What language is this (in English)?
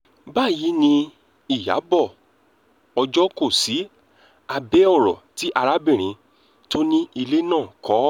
Yoruba